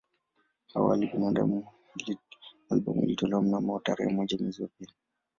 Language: Swahili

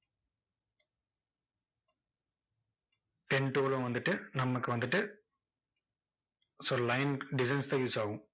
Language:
Tamil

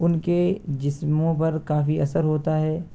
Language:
Urdu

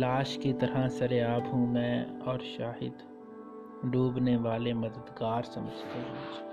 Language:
Urdu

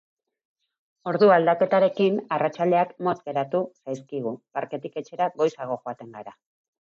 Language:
Basque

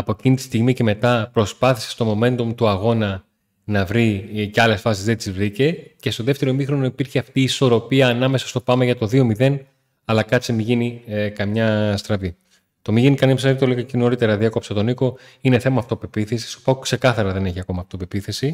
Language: Greek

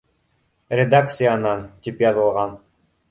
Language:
Bashkir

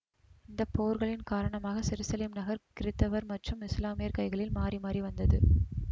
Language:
Tamil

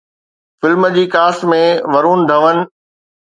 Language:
Sindhi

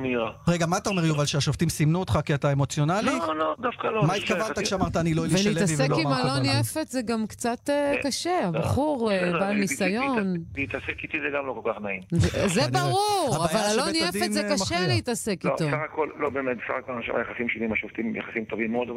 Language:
Hebrew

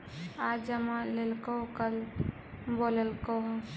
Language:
Magahi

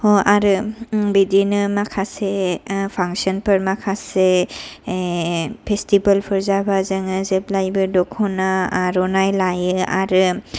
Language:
Bodo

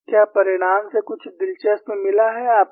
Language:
Hindi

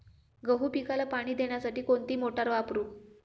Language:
Marathi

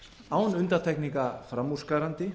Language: Icelandic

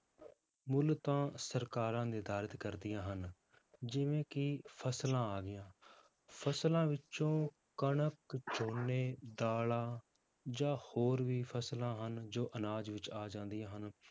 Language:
Punjabi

